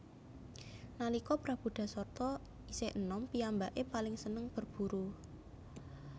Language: Javanese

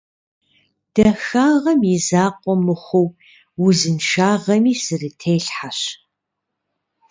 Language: Kabardian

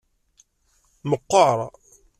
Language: Kabyle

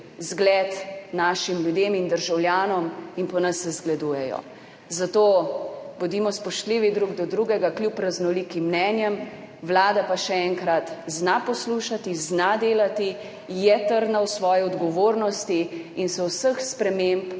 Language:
Slovenian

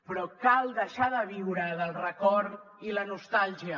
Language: Catalan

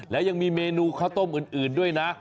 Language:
Thai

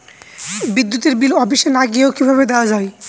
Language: Bangla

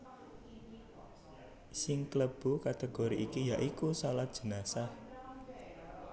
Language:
Javanese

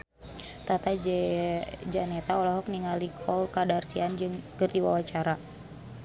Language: Sundanese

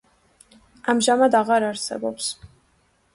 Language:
Georgian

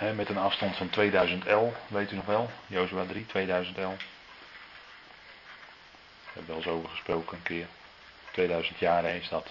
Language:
Dutch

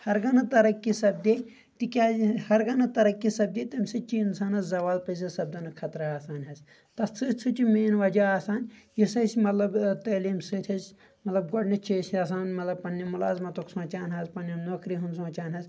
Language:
Kashmiri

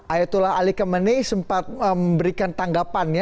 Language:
Indonesian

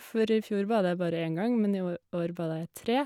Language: Norwegian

